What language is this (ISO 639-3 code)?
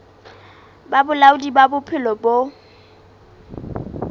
sot